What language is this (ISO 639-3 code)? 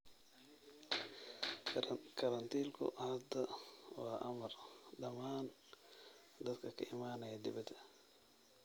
som